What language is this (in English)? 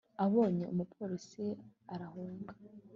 Kinyarwanda